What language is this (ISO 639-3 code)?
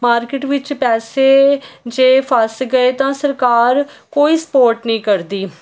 pan